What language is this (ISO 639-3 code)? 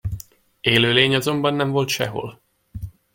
hun